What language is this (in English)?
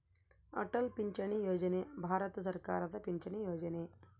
Kannada